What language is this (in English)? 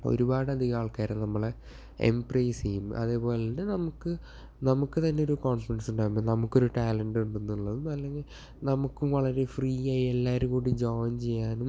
Malayalam